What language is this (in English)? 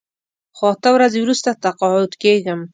Pashto